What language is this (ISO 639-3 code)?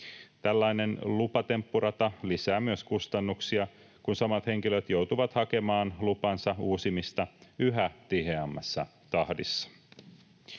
fin